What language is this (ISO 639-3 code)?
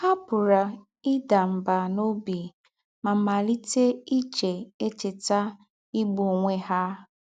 ibo